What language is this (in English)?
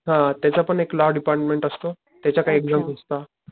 Marathi